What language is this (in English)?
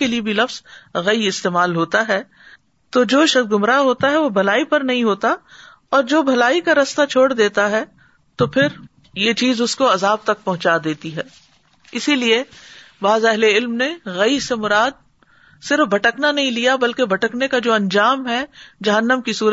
Urdu